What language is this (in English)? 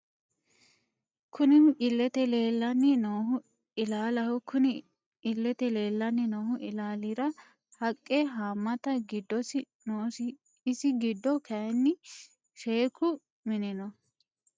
Sidamo